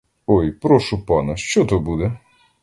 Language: Ukrainian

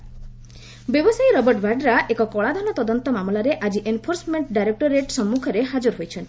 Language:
Odia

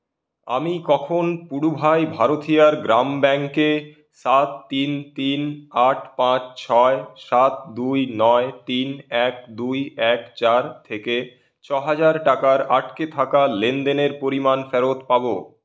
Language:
Bangla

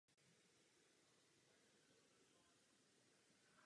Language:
Czech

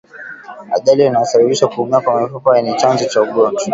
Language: Swahili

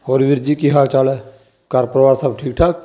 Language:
Punjabi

